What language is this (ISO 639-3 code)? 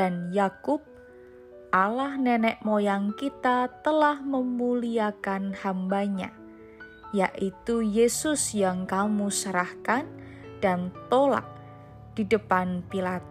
ind